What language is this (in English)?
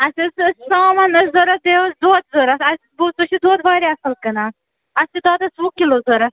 Kashmiri